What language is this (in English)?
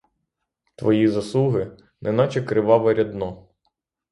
Ukrainian